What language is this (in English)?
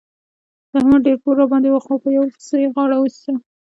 Pashto